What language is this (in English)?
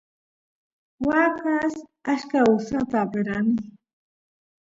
Santiago del Estero Quichua